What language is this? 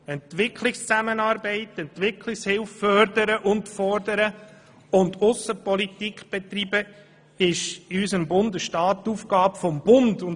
Swiss German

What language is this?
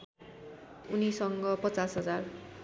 Nepali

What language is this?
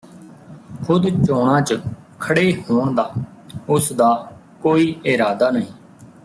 Punjabi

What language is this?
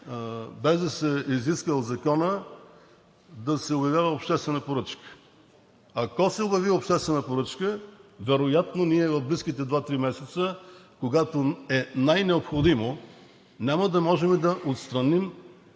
Bulgarian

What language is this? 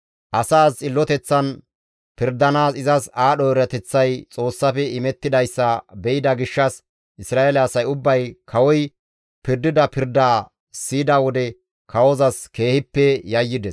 Gamo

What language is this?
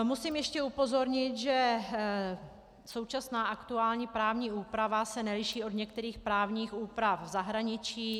Czech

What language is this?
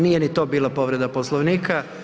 Croatian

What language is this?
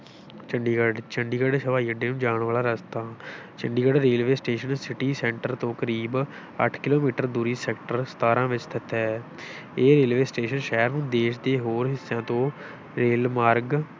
Punjabi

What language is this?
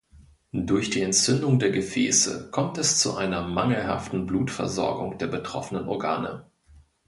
German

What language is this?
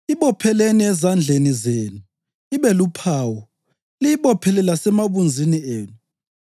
North Ndebele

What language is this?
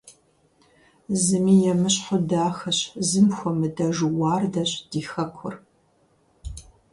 Kabardian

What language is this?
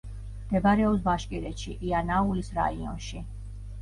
Georgian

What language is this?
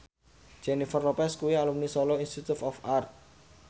Javanese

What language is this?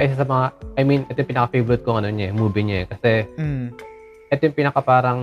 Filipino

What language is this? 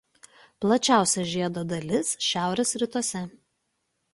Lithuanian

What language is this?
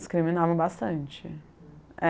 Portuguese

